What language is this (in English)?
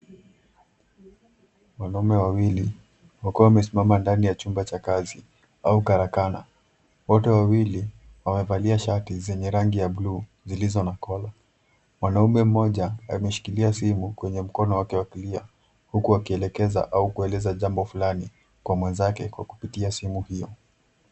Swahili